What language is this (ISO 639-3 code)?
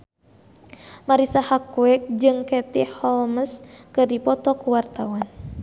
sun